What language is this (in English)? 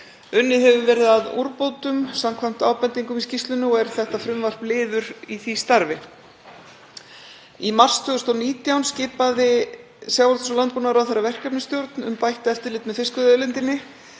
Icelandic